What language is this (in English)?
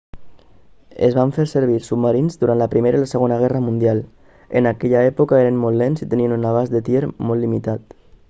Catalan